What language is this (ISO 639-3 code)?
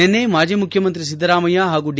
kan